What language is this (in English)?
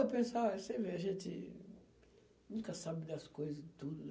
Portuguese